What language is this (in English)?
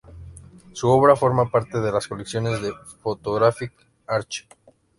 Spanish